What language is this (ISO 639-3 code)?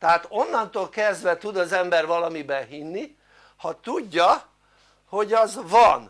hun